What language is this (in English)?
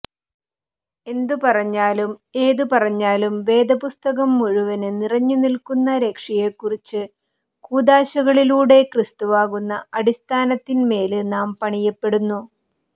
Malayalam